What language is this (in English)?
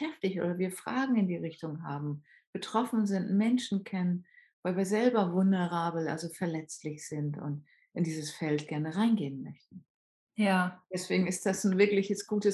German